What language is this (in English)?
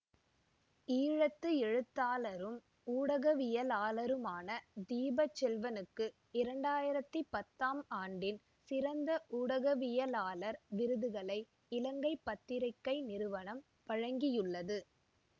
Tamil